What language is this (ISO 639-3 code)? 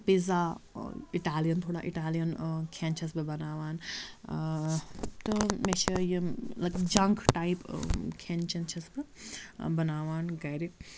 kas